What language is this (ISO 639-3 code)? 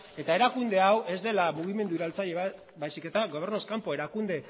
eus